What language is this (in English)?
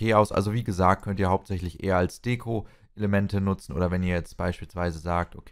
German